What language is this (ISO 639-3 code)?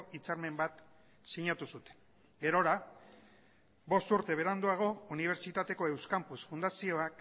eus